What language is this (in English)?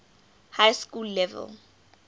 English